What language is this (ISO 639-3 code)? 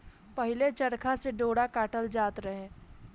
bho